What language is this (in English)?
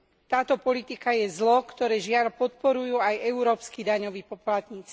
Slovak